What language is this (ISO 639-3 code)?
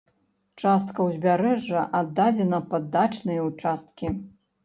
bel